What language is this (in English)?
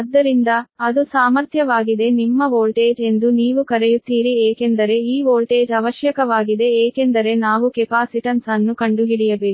Kannada